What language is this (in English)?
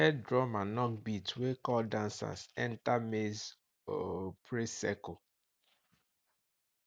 Nigerian Pidgin